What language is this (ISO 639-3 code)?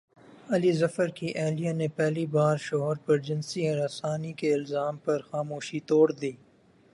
urd